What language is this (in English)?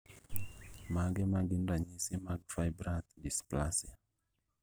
Luo (Kenya and Tanzania)